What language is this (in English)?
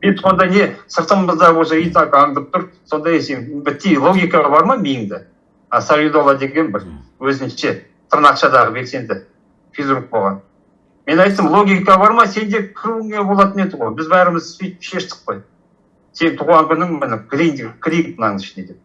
Turkish